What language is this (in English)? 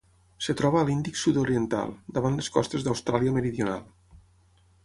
Catalan